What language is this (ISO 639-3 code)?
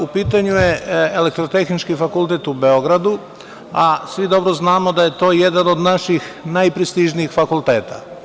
srp